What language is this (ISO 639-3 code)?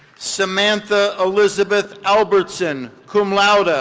eng